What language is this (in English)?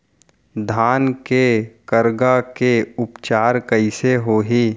Chhattisgarhi